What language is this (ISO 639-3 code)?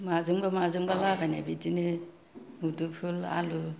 brx